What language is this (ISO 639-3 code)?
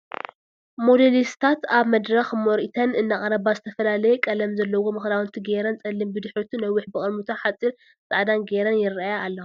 tir